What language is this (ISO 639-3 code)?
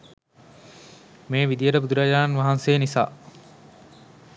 sin